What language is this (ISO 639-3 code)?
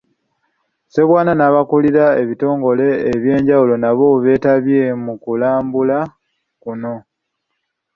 lug